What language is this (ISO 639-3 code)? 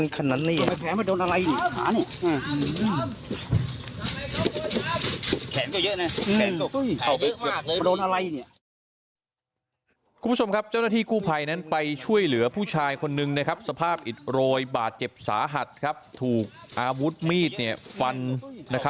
tha